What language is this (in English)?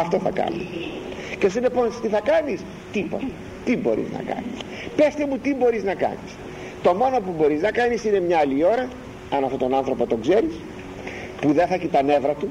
Greek